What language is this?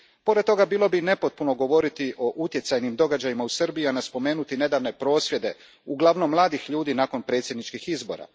Croatian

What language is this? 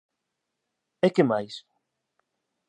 Galician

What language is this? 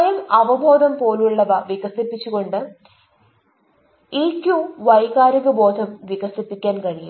Malayalam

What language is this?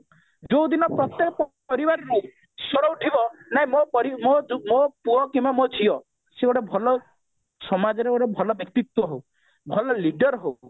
Odia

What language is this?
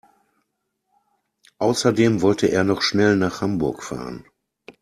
German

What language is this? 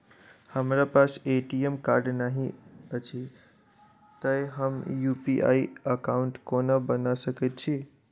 Maithili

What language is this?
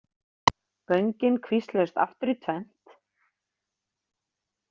Icelandic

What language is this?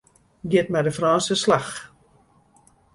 Western Frisian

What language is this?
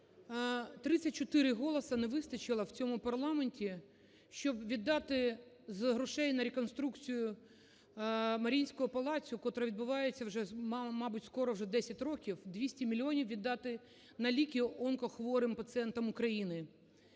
Ukrainian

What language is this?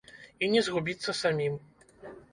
Belarusian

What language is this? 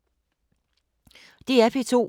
Danish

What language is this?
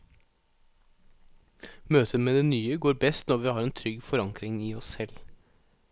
Norwegian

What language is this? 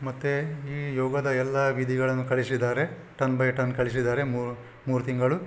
Kannada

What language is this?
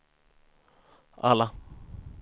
Swedish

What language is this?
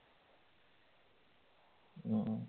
Malayalam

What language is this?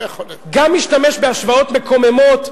Hebrew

